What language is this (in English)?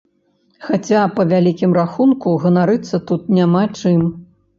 Belarusian